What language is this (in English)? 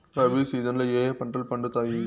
Telugu